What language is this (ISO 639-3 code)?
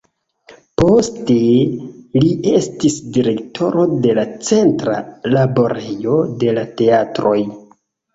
epo